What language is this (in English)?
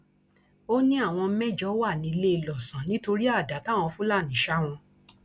Yoruba